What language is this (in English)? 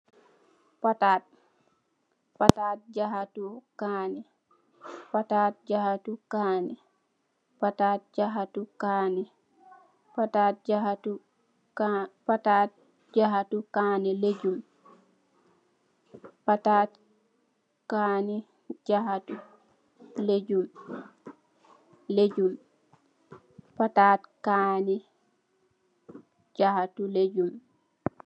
Wolof